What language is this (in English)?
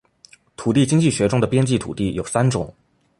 Chinese